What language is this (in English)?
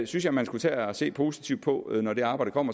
Danish